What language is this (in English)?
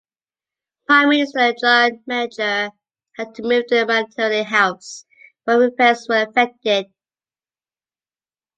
English